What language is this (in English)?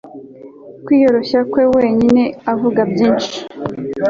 Kinyarwanda